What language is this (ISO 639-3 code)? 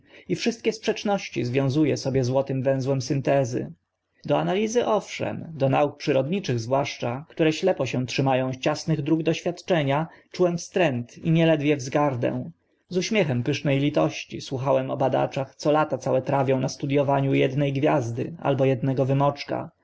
pol